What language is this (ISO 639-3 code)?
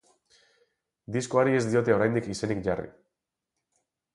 eus